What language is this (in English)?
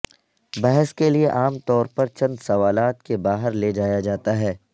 Urdu